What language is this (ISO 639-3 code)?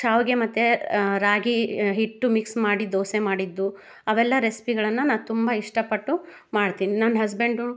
kan